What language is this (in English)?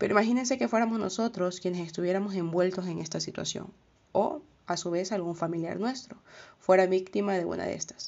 Spanish